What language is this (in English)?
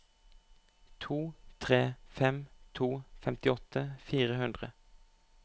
Norwegian